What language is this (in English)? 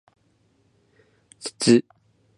Japanese